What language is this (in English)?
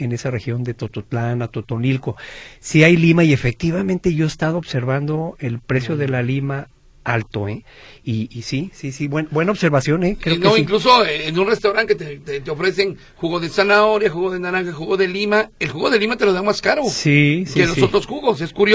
Spanish